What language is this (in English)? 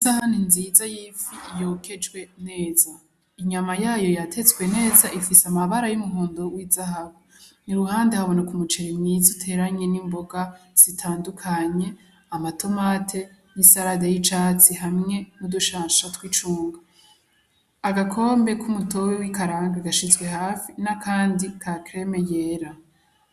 Rundi